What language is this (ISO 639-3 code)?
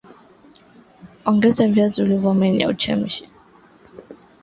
swa